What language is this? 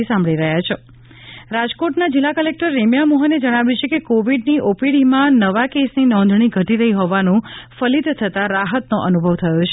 Gujarati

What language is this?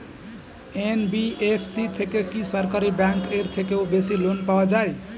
Bangla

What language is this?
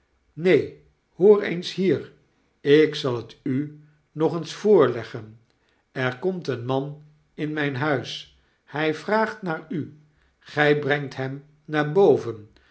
Dutch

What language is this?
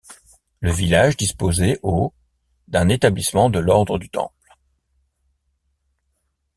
French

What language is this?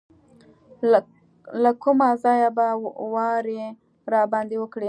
Pashto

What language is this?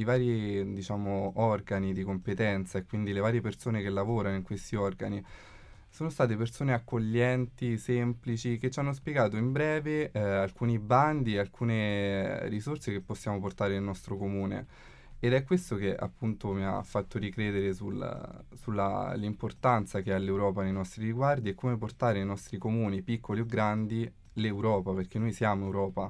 Italian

